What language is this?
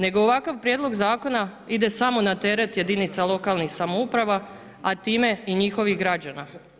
Croatian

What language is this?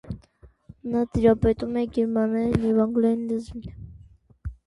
Armenian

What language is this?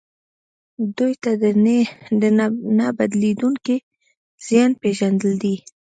Pashto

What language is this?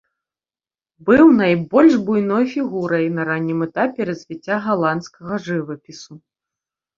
Belarusian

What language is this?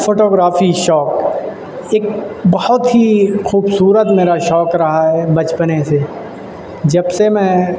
Urdu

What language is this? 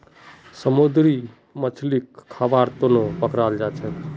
Magahi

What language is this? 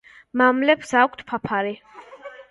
Georgian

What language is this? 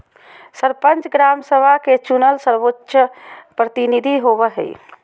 Magahi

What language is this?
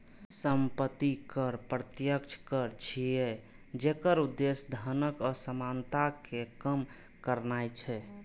Maithili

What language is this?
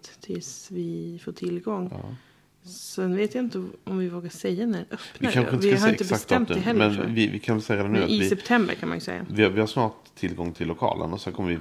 Swedish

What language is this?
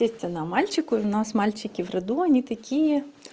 Russian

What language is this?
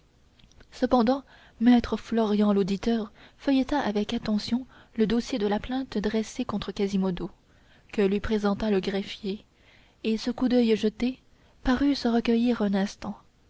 French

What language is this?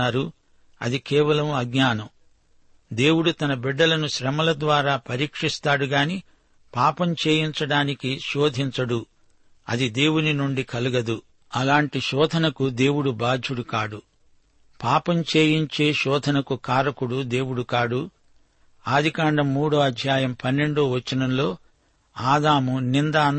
Telugu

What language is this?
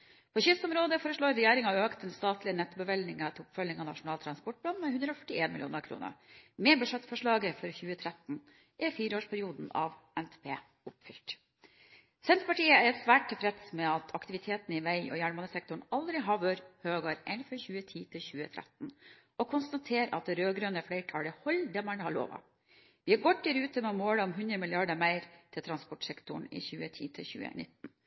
Norwegian Bokmål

